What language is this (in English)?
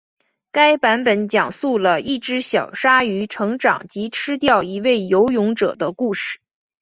Chinese